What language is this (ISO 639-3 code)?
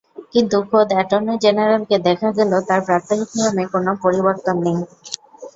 ben